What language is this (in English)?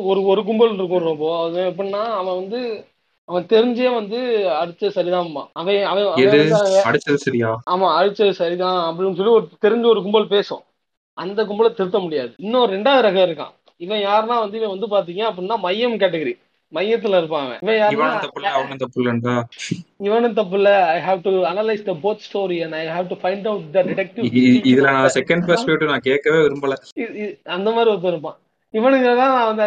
Tamil